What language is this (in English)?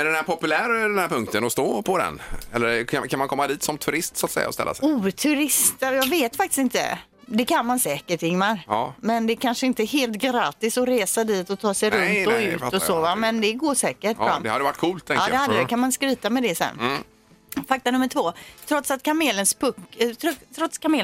Swedish